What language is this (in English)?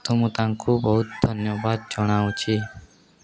Odia